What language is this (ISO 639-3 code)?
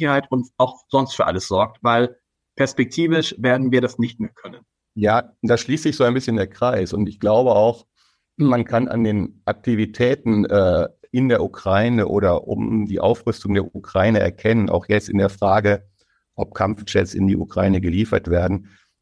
deu